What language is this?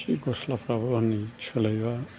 Bodo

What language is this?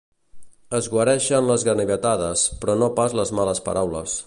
Catalan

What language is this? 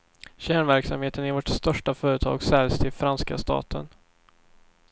Swedish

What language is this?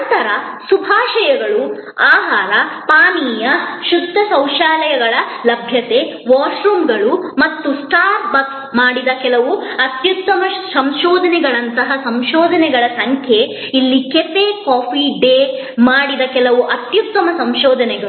Kannada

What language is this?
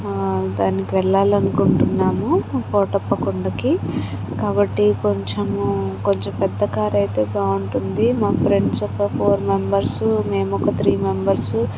Telugu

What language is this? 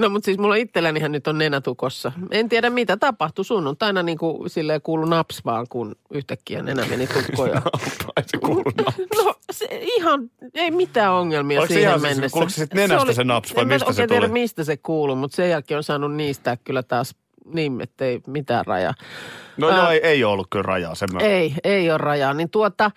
Finnish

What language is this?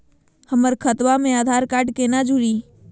Magahi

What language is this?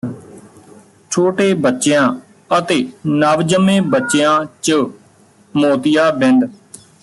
Punjabi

